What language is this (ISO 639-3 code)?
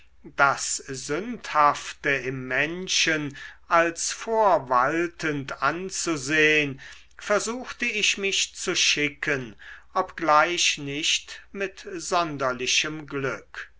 deu